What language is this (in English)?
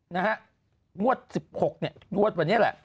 Thai